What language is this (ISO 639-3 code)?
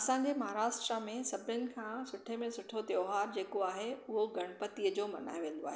snd